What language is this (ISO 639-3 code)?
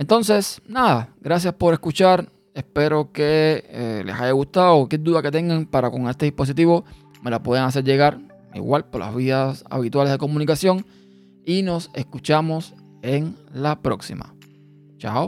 spa